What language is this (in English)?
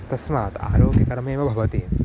Sanskrit